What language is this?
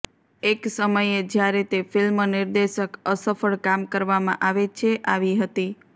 Gujarati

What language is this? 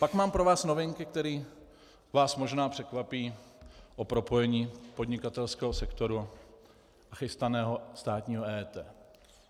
Czech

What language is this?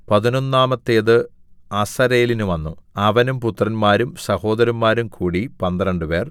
Malayalam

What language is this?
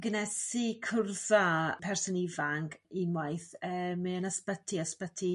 Welsh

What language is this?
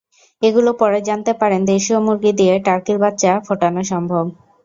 Bangla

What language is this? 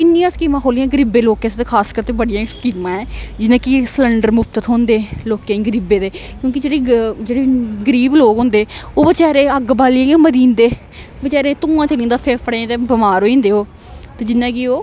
Dogri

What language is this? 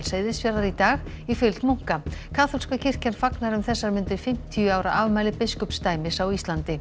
Icelandic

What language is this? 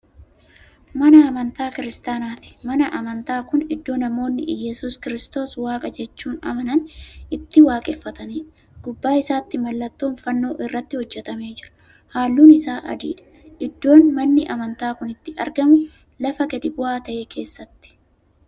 Oromo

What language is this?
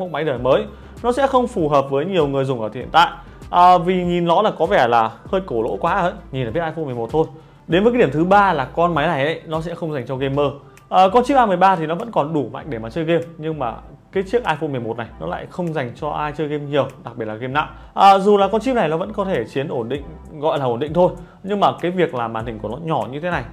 Vietnamese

